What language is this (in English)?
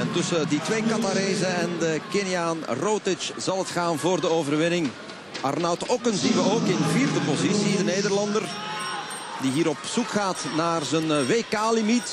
Dutch